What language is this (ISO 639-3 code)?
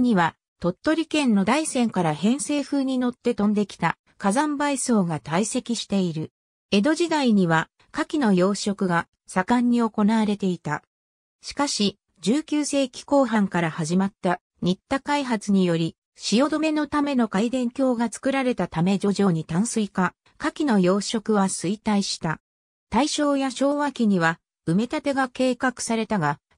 jpn